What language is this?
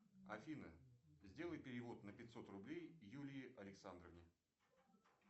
Russian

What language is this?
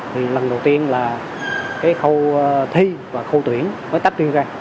Vietnamese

